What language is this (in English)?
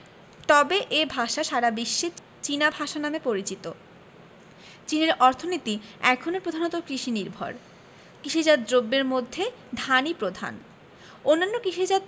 Bangla